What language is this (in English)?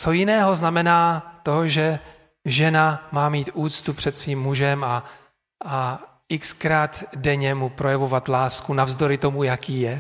Czech